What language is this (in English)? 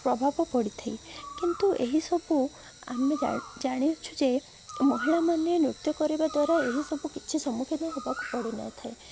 Odia